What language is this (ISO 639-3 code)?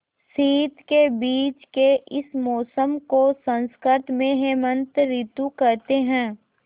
hin